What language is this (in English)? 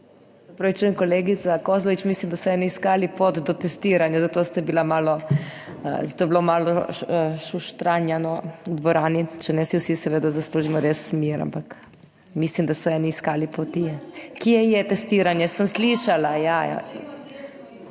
Slovenian